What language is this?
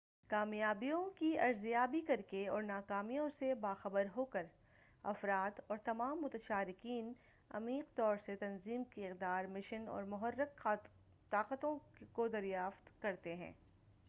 Urdu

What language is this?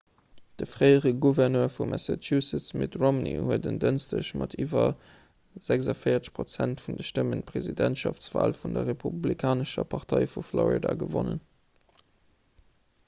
Luxembourgish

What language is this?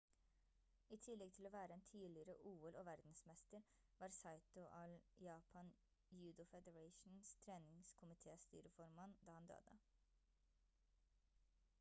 Norwegian Bokmål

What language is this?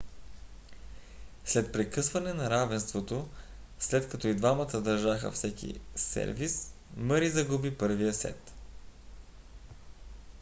Bulgarian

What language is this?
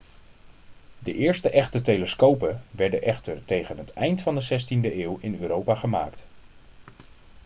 Dutch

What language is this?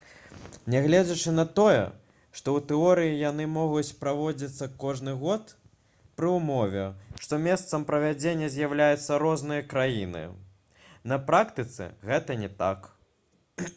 Belarusian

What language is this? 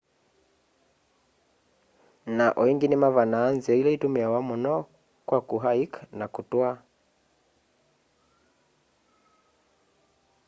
Kamba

